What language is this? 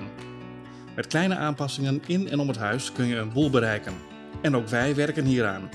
Dutch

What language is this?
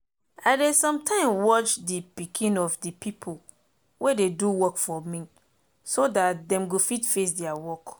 Nigerian Pidgin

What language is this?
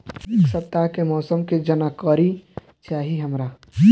Bhojpuri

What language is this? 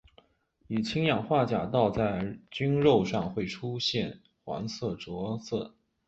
Chinese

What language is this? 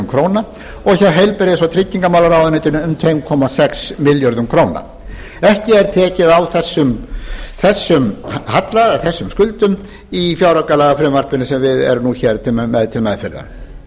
Icelandic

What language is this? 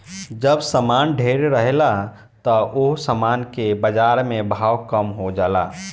Bhojpuri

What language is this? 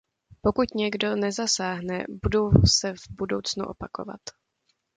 Czech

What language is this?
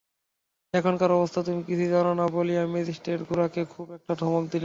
Bangla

